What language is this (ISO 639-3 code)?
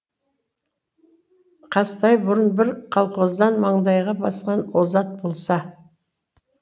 kaz